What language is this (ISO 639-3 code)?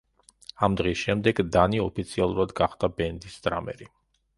kat